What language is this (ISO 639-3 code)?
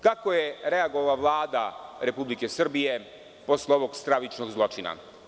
srp